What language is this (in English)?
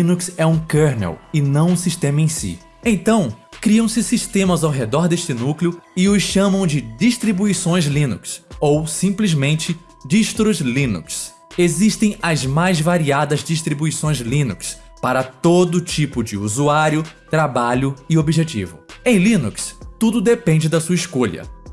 Portuguese